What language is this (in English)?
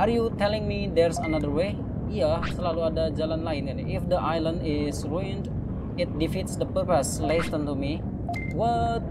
Indonesian